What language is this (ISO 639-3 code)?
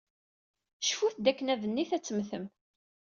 kab